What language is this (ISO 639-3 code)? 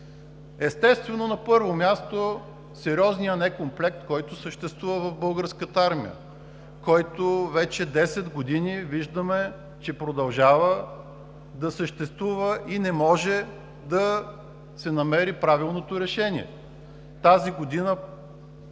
bul